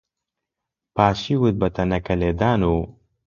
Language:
Central Kurdish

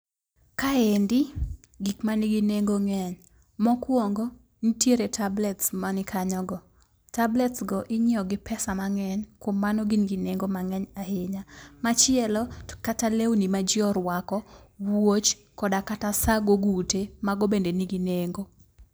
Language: Luo (Kenya and Tanzania)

